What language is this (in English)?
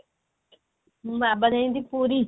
Odia